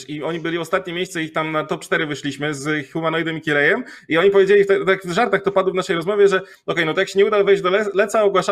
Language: Polish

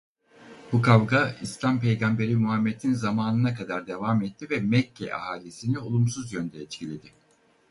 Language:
Turkish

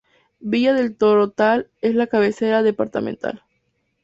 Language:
Spanish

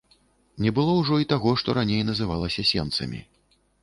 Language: Belarusian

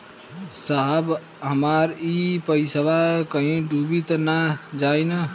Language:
Bhojpuri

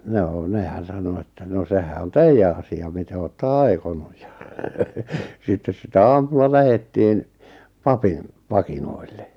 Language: Finnish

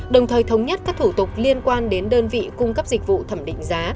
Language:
Vietnamese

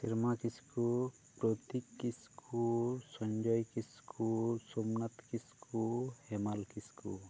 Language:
Santali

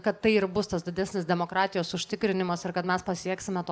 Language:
Lithuanian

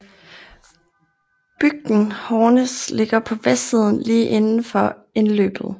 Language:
Danish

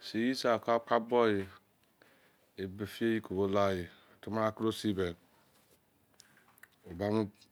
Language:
Izon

